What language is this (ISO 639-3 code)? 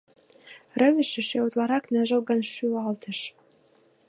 chm